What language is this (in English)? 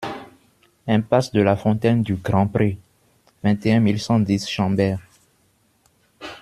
French